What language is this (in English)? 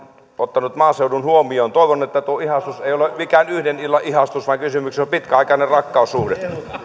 Finnish